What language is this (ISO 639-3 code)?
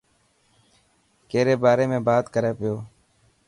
mki